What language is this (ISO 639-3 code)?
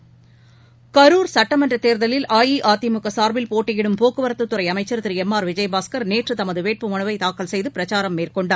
tam